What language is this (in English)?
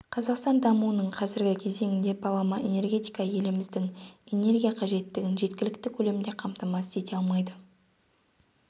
Kazakh